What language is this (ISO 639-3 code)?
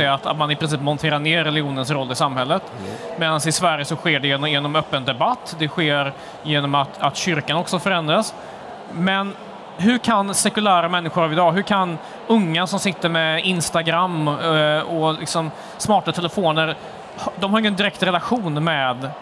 swe